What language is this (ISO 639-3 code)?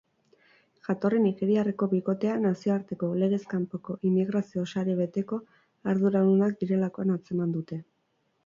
eus